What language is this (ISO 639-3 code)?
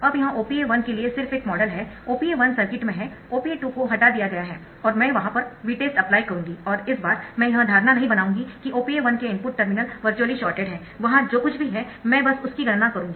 hin